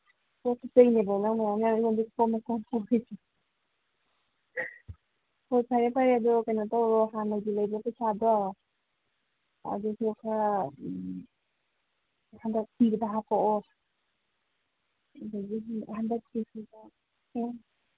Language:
Manipuri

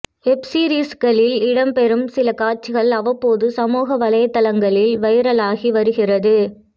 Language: Tamil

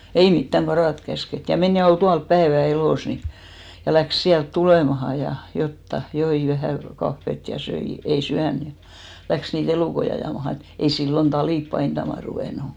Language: Finnish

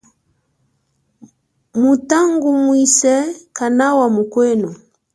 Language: Chokwe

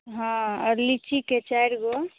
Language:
Maithili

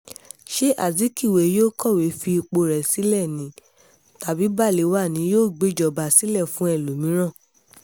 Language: Yoruba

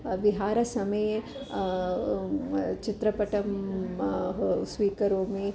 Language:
Sanskrit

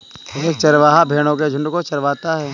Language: Hindi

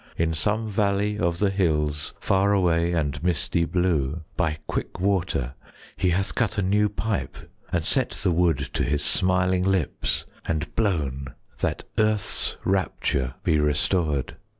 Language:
English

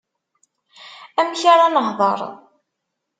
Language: Kabyle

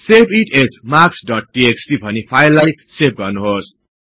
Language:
Nepali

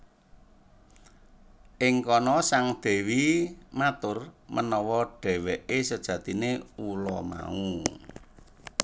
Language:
Javanese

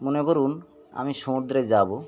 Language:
Bangla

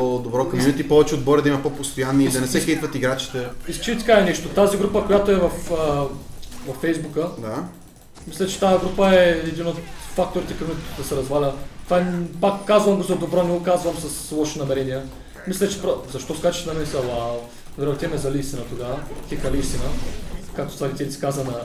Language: Bulgarian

